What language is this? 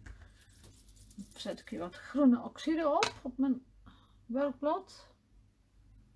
Dutch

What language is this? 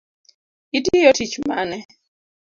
Luo (Kenya and Tanzania)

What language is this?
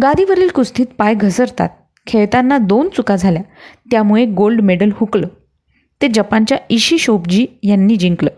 Marathi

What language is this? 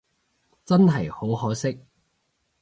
Cantonese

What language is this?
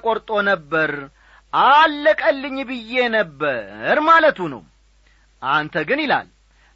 Amharic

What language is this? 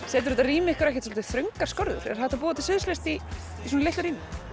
Icelandic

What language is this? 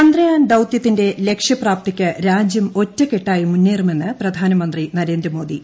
Malayalam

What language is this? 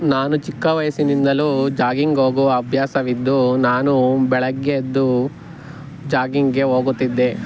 Kannada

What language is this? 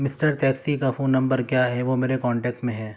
Urdu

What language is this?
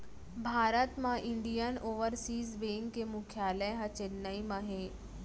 Chhattisgarhi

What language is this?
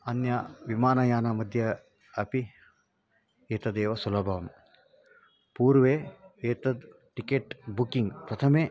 Sanskrit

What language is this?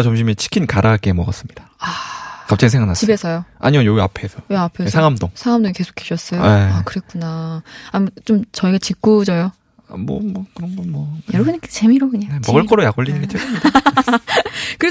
Korean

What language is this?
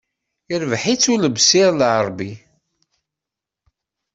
Kabyle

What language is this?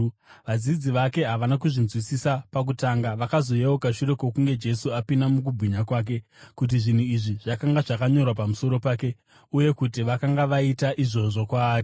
Shona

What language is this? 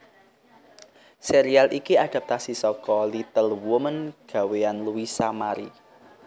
Javanese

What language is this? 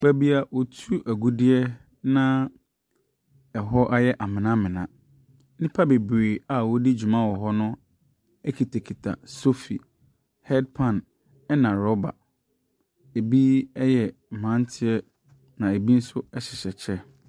Akan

